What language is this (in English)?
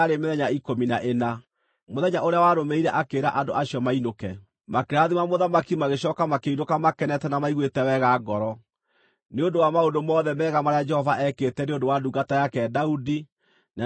Kikuyu